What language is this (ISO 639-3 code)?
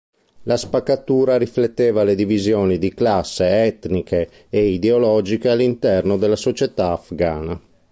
ita